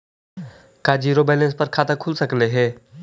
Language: Magahi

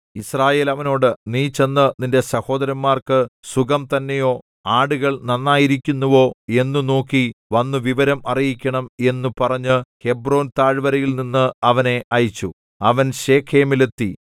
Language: Malayalam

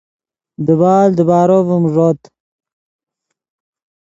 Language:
Yidgha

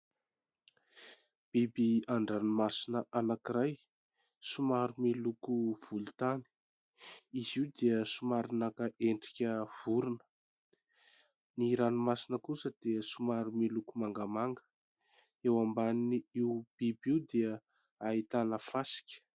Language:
Malagasy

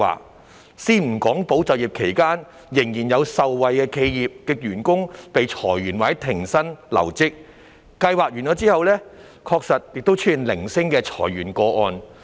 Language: Cantonese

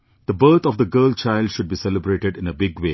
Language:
English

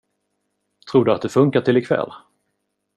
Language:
Swedish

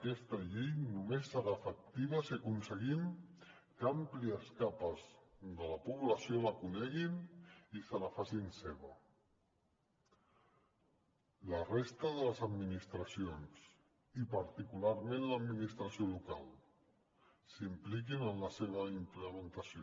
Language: Catalan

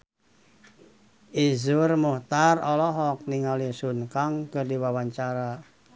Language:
Sundanese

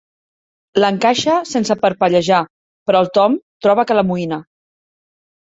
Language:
Catalan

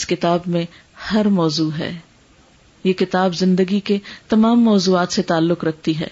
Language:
Urdu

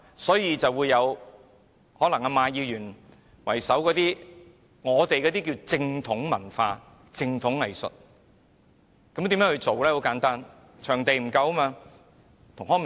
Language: Cantonese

